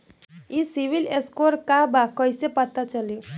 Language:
Bhojpuri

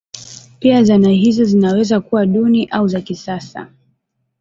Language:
Swahili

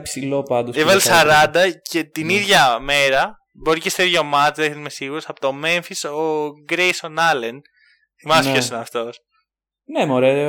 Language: Greek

